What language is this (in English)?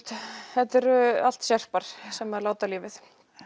Icelandic